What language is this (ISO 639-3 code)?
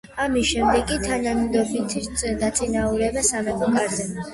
kat